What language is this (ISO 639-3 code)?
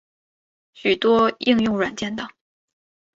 zho